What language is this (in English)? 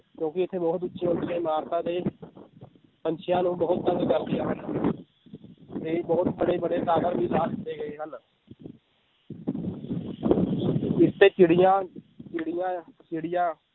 Punjabi